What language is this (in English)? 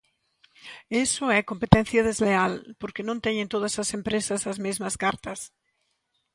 Galician